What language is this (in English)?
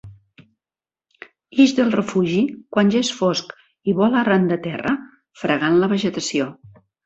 Catalan